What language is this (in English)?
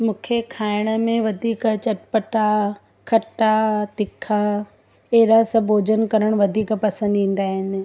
Sindhi